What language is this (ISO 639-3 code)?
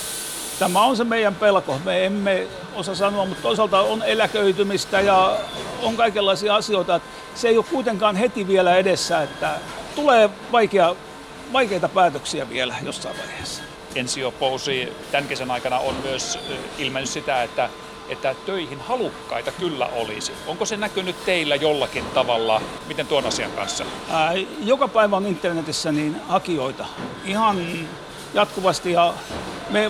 fin